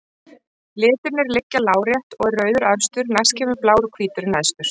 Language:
Icelandic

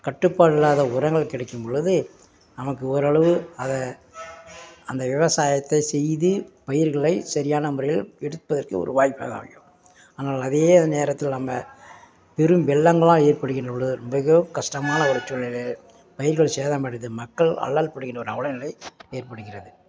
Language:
Tamil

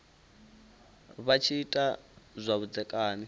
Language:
Venda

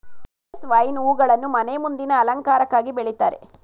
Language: Kannada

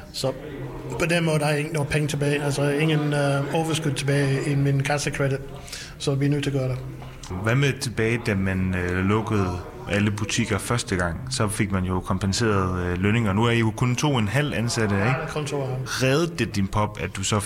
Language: Danish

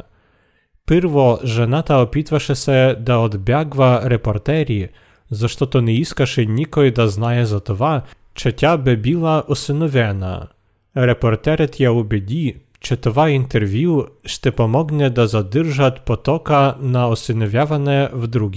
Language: Bulgarian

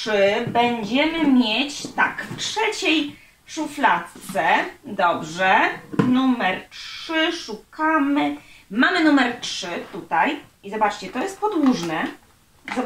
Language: Polish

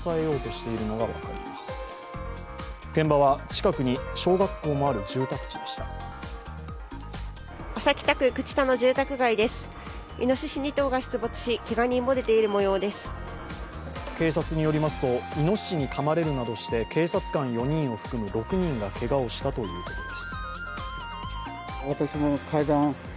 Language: Japanese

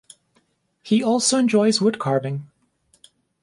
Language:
English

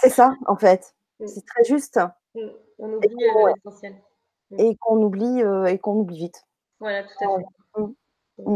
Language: French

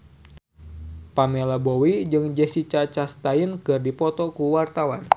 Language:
Sundanese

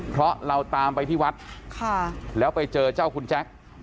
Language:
Thai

